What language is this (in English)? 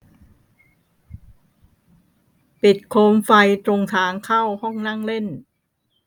Thai